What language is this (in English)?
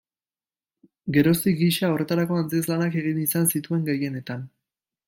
Basque